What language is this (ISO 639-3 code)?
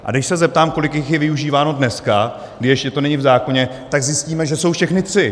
ces